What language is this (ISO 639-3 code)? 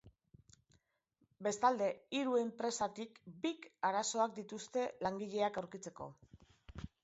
eus